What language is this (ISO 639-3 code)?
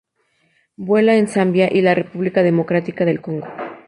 spa